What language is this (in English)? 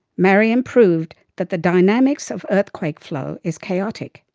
English